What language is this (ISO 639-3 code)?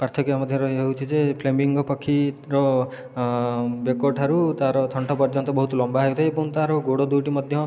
ori